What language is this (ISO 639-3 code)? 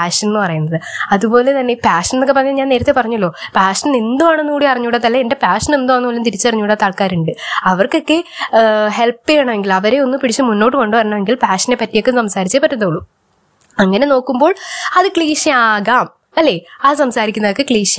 mal